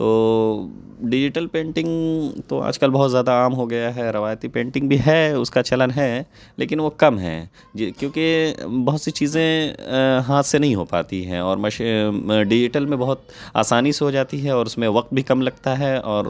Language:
Urdu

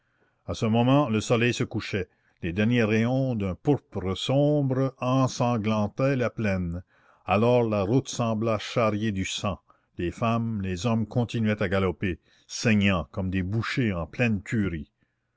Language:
French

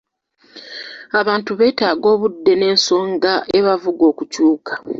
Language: Ganda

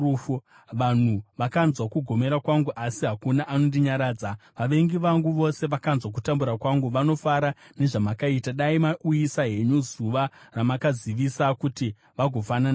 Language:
Shona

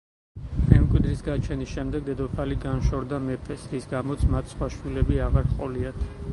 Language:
Georgian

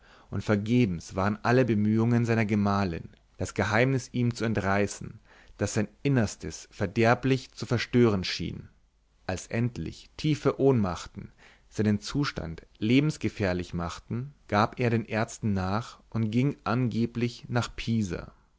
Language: German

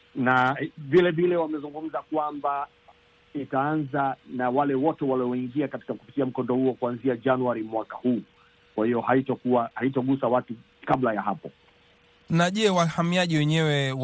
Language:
Swahili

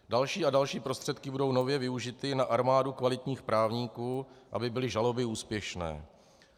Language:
Czech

